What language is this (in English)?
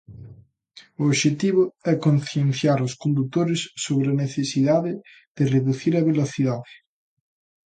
Galician